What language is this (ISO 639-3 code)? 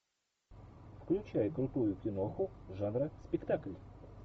rus